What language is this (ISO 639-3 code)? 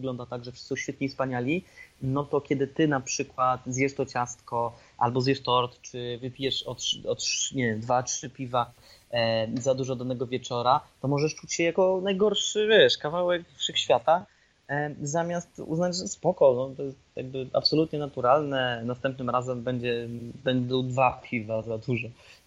pol